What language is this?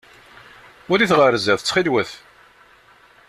Kabyle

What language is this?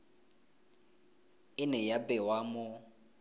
Tswana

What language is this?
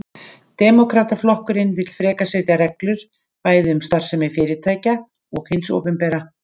Icelandic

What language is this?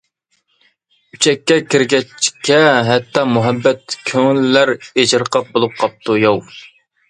Uyghur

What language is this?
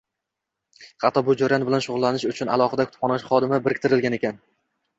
Uzbek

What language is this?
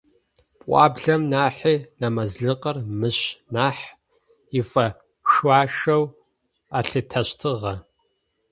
Adyghe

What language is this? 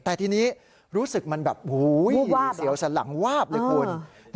Thai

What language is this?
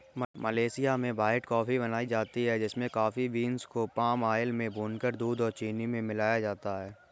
Hindi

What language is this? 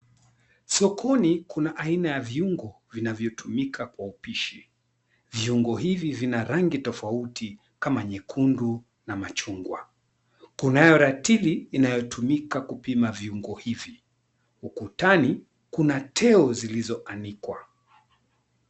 Swahili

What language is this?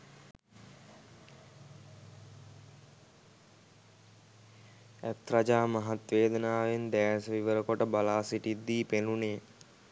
Sinhala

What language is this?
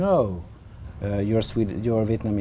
Vietnamese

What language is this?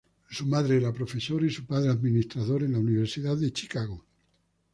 Spanish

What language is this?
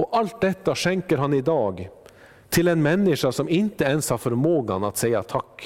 Swedish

